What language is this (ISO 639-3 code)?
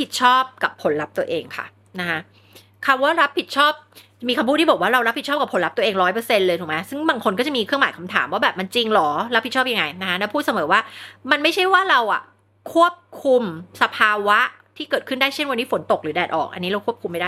tha